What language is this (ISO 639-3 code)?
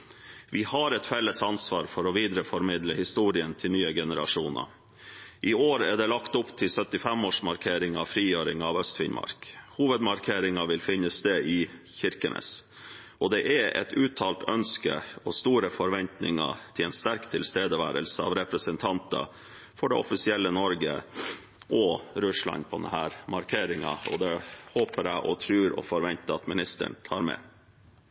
nob